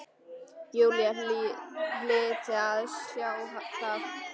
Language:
Icelandic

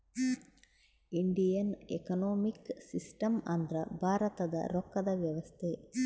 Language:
Kannada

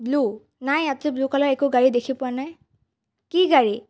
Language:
Assamese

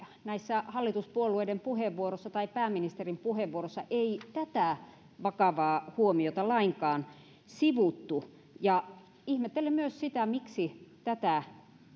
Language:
Finnish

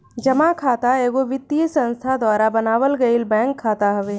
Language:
Bhojpuri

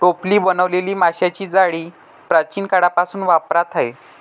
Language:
Marathi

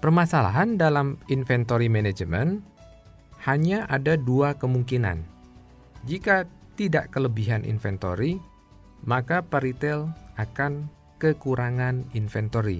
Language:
Indonesian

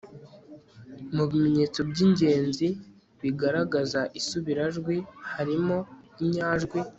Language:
Kinyarwanda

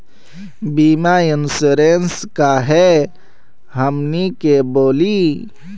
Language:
Magahi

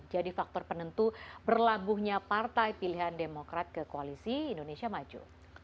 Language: Indonesian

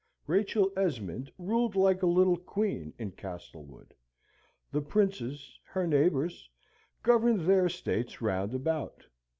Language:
English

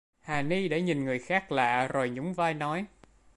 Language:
Vietnamese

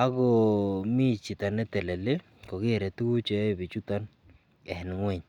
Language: Kalenjin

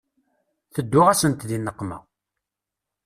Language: Kabyle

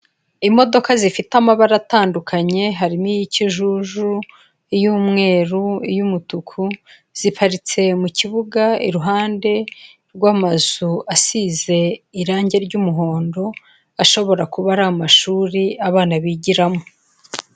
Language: Kinyarwanda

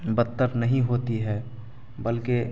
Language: Urdu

